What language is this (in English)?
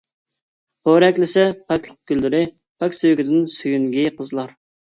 Uyghur